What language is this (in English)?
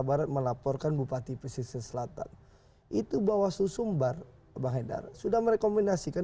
Indonesian